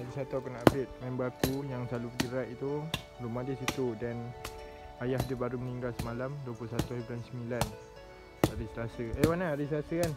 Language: Malay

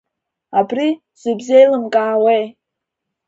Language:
Abkhazian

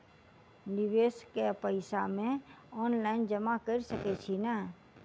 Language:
Maithili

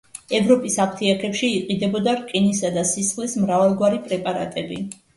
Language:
Georgian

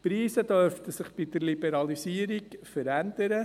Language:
Swiss German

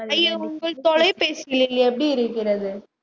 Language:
Tamil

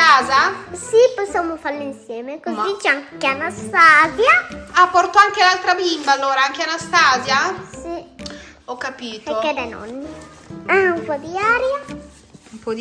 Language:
Italian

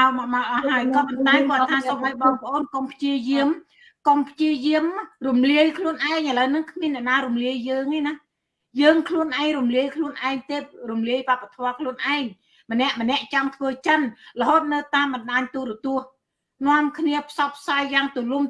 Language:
Vietnamese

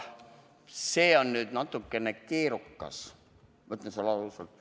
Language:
Estonian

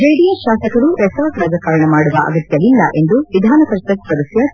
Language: Kannada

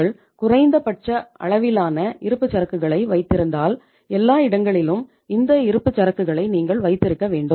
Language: Tamil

